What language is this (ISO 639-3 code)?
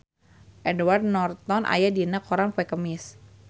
sun